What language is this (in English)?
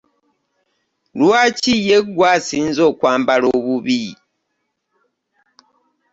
Ganda